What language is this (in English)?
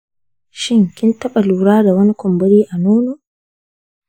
Hausa